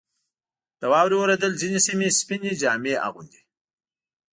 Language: Pashto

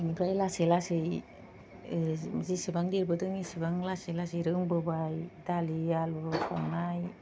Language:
Bodo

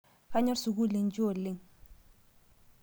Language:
Masai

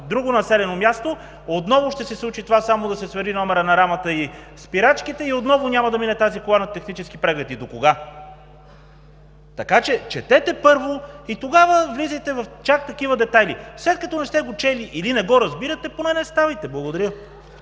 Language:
Bulgarian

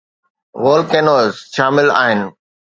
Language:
Sindhi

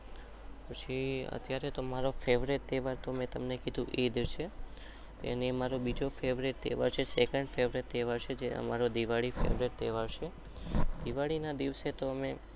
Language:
Gujarati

